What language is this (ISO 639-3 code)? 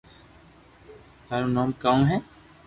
lrk